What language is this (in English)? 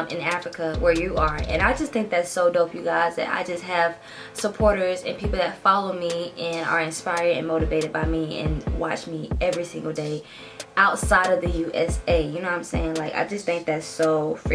English